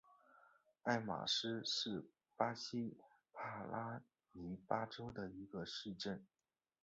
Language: Chinese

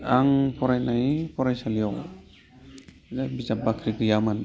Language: Bodo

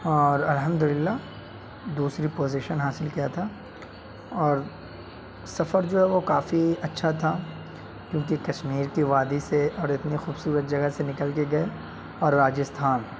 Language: Urdu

